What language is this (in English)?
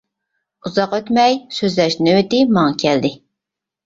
Uyghur